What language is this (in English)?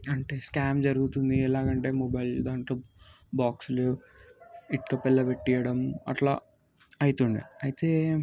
Telugu